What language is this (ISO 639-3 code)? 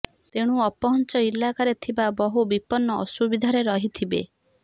ori